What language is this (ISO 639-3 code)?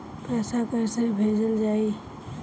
bho